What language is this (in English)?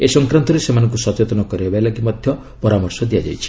Odia